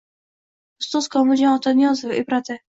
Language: Uzbek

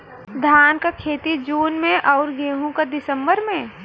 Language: Bhojpuri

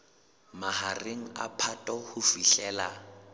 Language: Southern Sotho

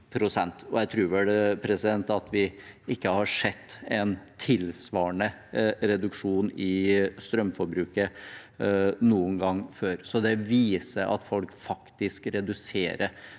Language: Norwegian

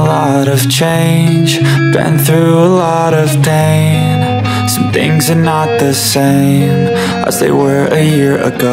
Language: Filipino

